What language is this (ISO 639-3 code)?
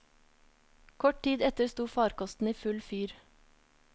nor